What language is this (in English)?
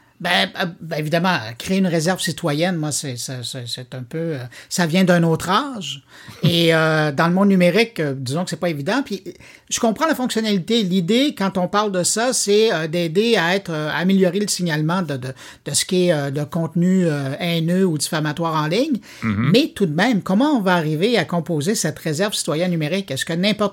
French